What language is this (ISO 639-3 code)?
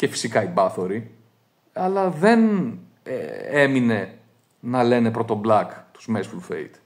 ell